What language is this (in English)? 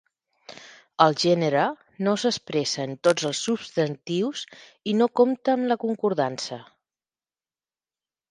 Catalan